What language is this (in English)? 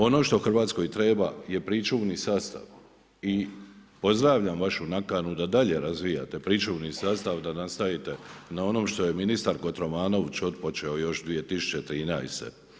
Croatian